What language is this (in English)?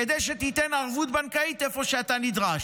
Hebrew